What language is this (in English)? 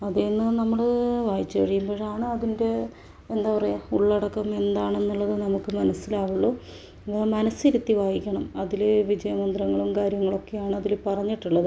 Malayalam